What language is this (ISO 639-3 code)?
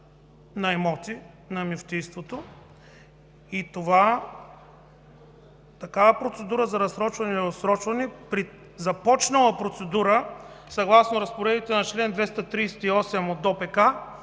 bul